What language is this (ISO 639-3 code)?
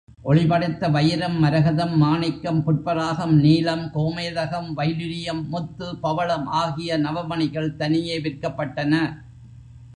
tam